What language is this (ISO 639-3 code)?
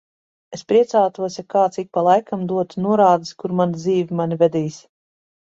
lav